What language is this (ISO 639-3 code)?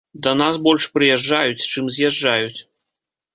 bel